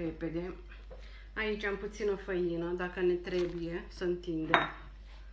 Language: Romanian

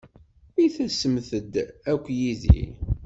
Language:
Kabyle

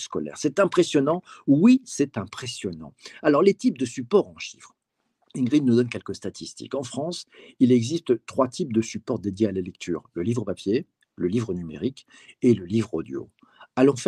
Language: French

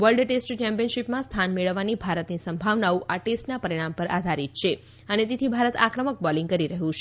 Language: Gujarati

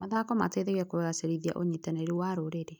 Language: Kikuyu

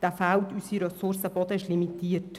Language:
Swiss German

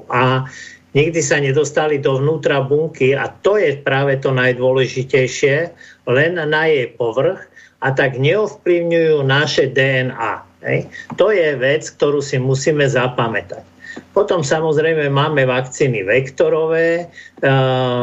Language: Slovak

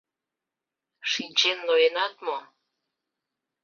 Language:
Mari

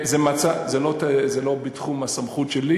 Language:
Hebrew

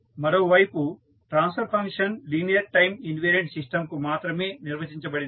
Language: Telugu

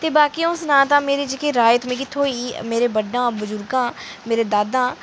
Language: Dogri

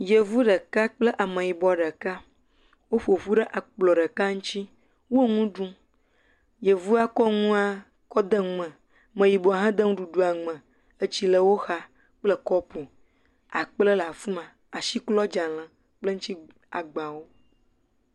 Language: Ewe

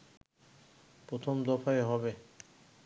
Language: Bangla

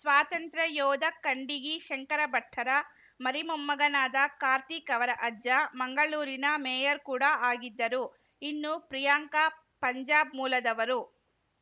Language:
Kannada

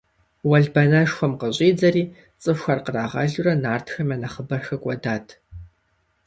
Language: Kabardian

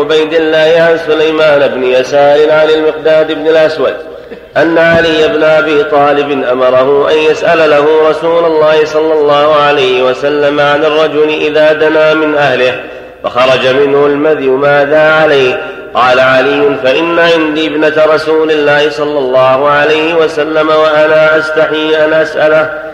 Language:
Arabic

